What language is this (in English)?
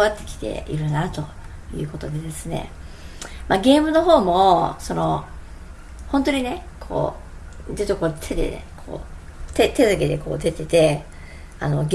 Japanese